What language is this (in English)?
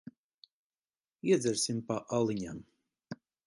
Latvian